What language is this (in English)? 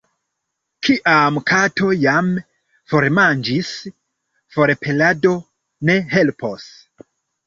Esperanto